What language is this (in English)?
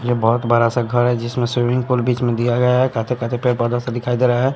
Hindi